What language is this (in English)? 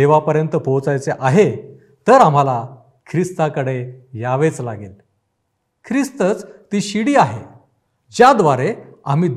Marathi